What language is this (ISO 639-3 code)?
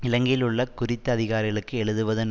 tam